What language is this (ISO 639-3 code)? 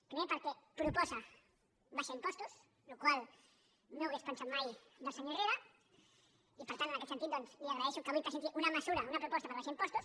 cat